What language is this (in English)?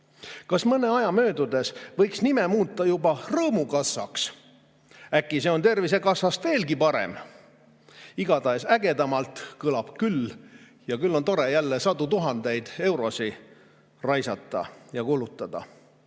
Estonian